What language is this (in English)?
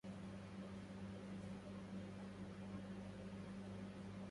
Arabic